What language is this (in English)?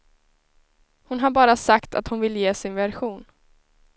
Swedish